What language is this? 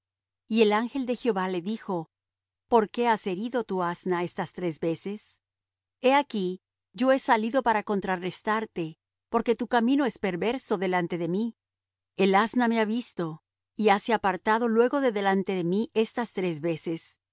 Spanish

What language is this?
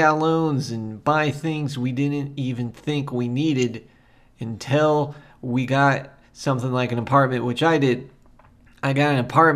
English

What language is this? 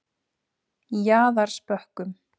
Icelandic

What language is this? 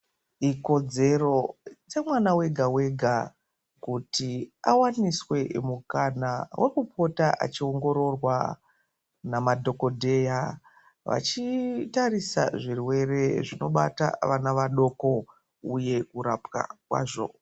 Ndau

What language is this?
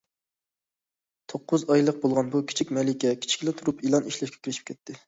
Uyghur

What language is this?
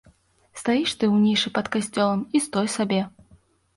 Belarusian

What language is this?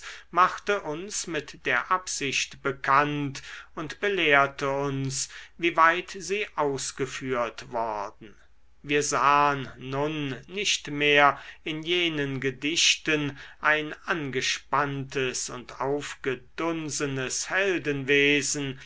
German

